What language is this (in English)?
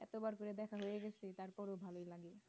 Bangla